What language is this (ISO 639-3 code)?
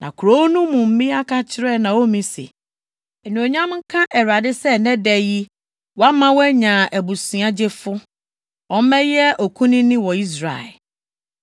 aka